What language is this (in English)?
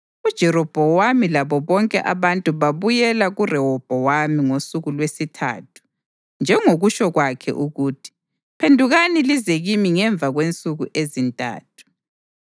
North Ndebele